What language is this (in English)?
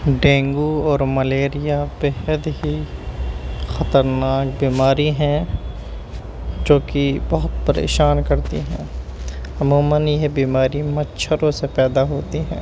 Urdu